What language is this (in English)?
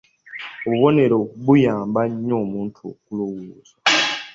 Ganda